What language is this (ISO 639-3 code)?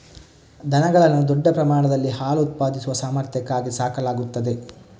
kan